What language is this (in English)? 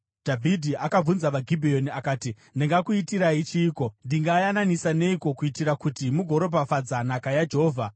Shona